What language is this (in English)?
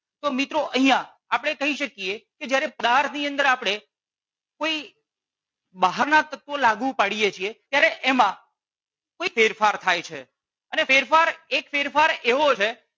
Gujarati